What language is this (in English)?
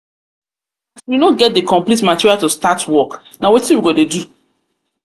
Nigerian Pidgin